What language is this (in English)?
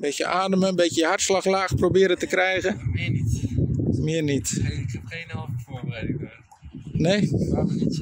Dutch